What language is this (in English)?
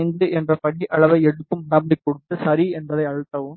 Tamil